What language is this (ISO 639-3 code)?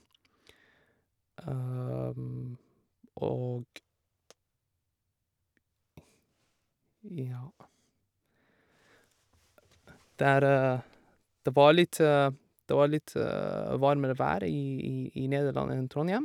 nor